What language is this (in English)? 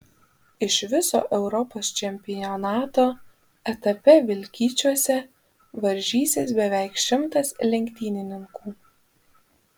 Lithuanian